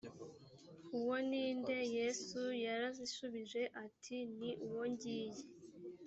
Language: Kinyarwanda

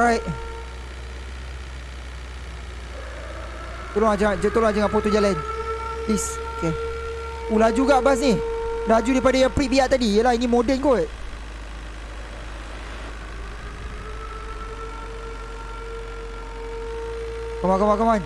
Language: Malay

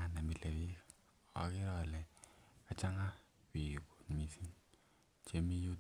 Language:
Kalenjin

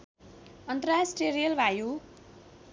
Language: Nepali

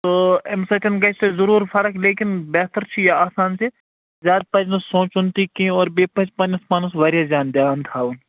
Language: Kashmiri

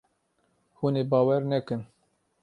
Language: Kurdish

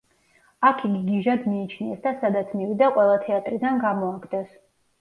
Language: Georgian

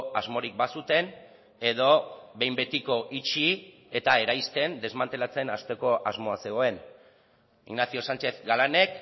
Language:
Basque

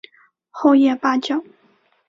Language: Chinese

